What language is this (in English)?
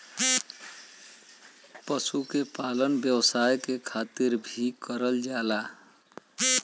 Bhojpuri